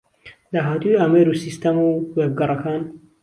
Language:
Central Kurdish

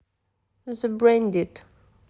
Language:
Russian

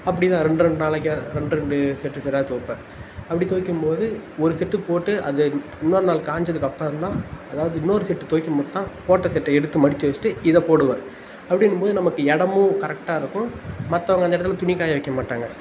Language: Tamil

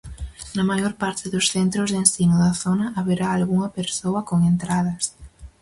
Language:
Galician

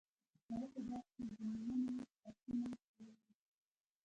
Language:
Pashto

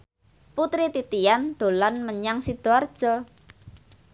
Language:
Javanese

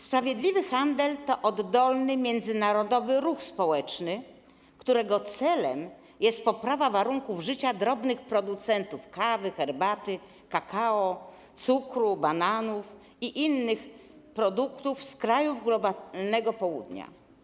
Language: Polish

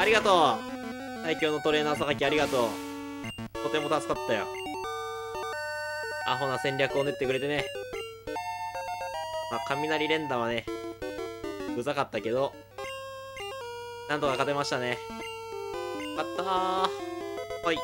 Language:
Japanese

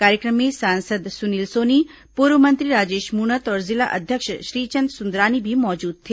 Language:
Hindi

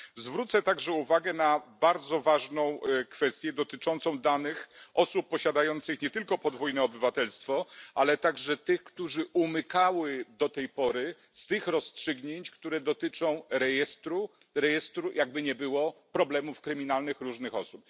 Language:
Polish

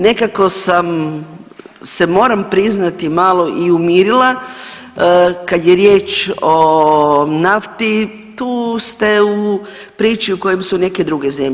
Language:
Croatian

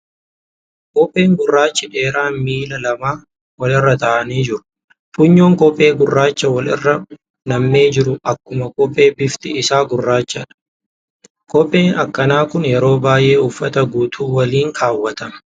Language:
Oromo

